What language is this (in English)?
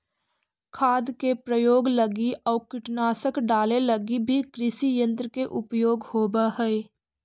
Magahi